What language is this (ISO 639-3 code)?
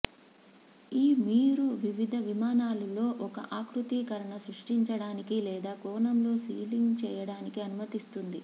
tel